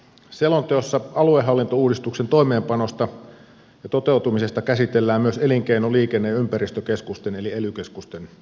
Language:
Finnish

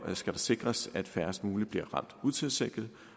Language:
Danish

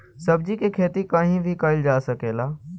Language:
Bhojpuri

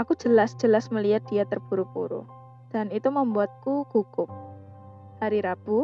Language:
Indonesian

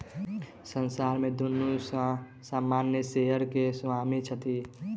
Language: Maithili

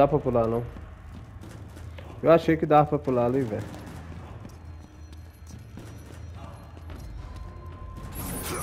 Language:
Portuguese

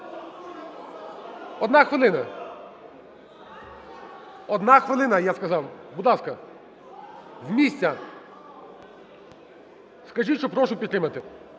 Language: Ukrainian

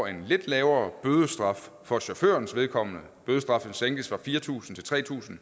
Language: Danish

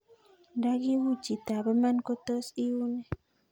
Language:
Kalenjin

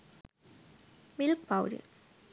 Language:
Sinhala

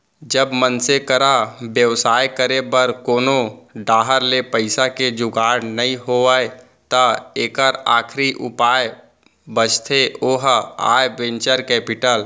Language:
Chhattisgarhi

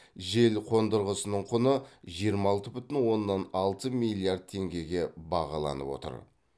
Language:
Kazakh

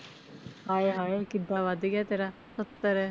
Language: Punjabi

